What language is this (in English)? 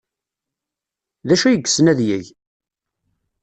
Kabyle